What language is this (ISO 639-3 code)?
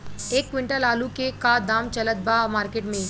bho